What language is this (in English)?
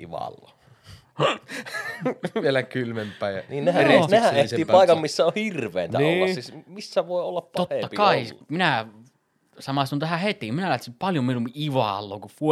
Finnish